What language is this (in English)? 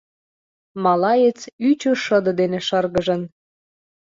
Mari